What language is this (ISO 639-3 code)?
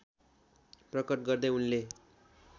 nep